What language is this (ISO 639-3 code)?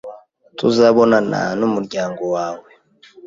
kin